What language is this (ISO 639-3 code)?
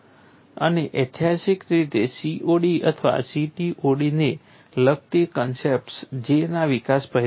guj